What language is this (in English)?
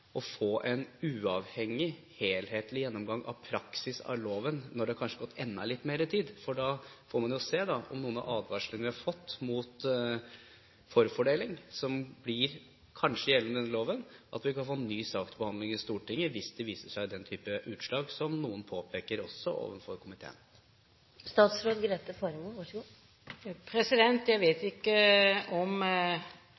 Norwegian Bokmål